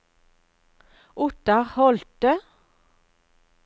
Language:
Norwegian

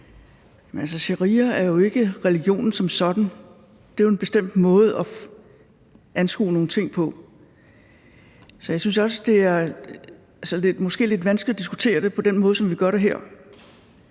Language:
Danish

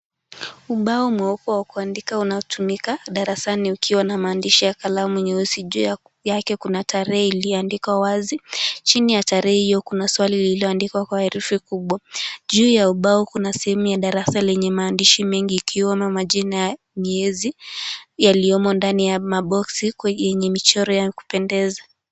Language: Swahili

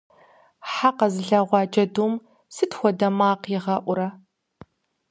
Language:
Kabardian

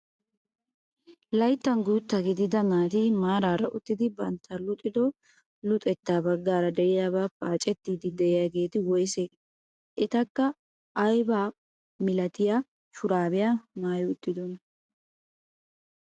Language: Wolaytta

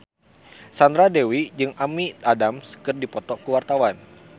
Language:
Sundanese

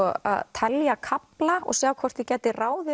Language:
Icelandic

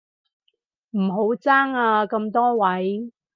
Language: Cantonese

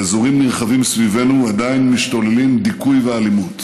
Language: Hebrew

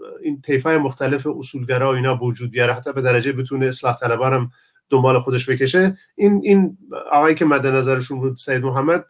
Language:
Persian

